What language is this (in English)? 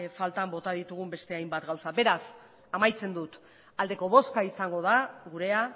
Basque